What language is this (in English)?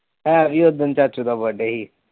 Punjabi